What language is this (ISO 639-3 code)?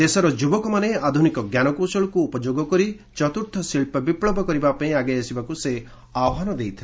ori